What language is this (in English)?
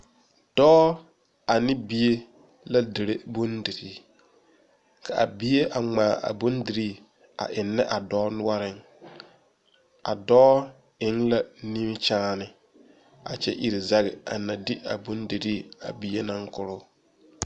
Southern Dagaare